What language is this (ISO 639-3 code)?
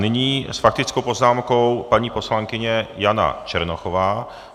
ces